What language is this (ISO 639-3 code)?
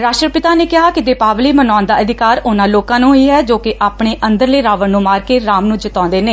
pan